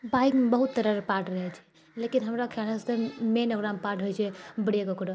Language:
Maithili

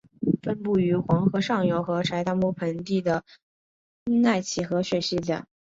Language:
Chinese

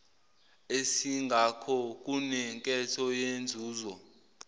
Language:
Zulu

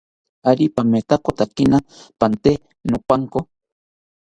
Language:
South Ucayali Ashéninka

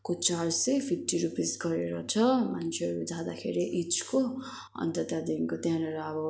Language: Nepali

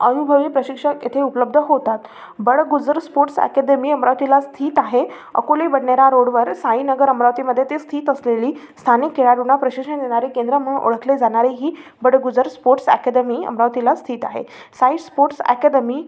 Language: Marathi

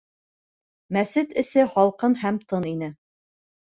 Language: Bashkir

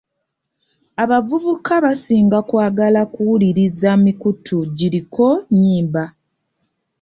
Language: Ganda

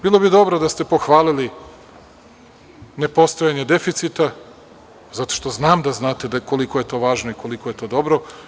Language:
Serbian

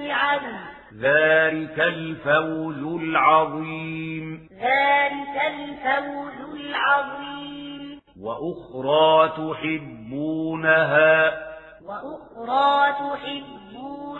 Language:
Arabic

